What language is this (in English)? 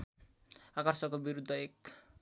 Nepali